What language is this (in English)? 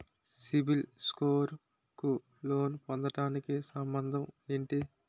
Telugu